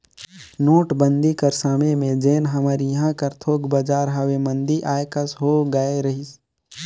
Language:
Chhattisgarhi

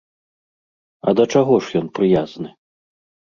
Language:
Belarusian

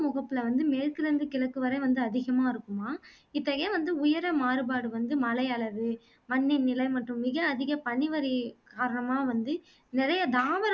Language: Tamil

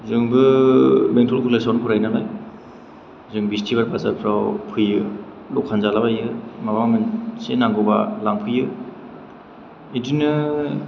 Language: Bodo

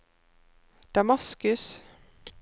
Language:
Norwegian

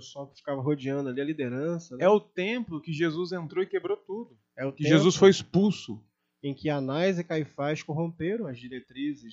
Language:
Portuguese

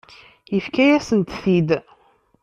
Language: Kabyle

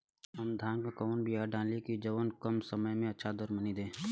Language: Bhojpuri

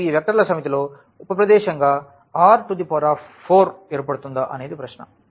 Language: Telugu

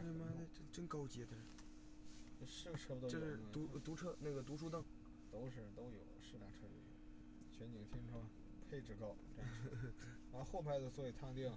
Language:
Chinese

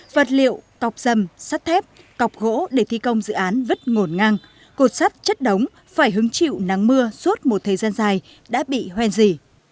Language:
Vietnamese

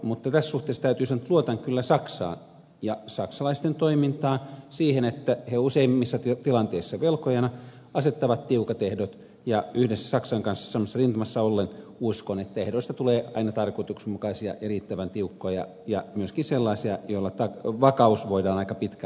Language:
Finnish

